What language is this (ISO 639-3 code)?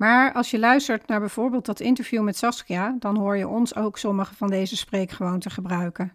nld